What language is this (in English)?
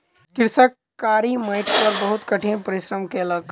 Maithili